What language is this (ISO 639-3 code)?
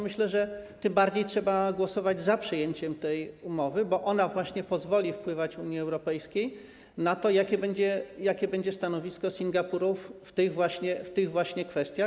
pol